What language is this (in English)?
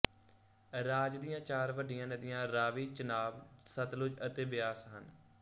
Punjabi